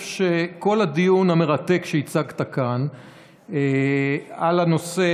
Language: Hebrew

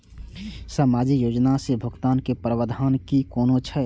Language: Maithili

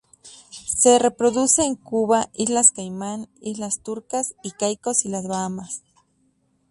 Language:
Spanish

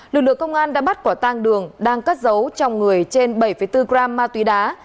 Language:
Vietnamese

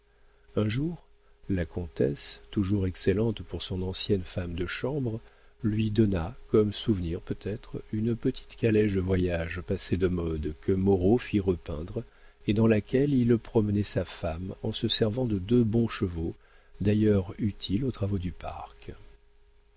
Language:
French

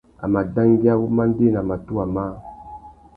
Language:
Tuki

